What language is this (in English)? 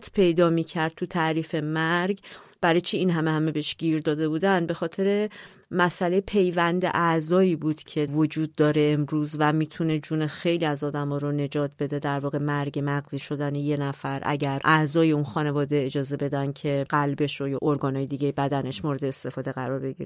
Persian